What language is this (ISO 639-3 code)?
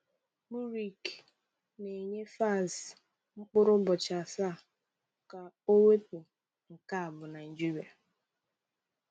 ibo